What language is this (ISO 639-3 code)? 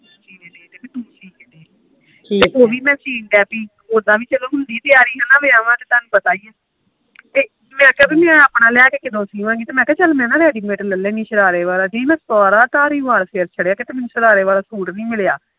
pan